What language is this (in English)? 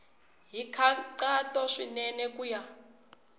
Tsonga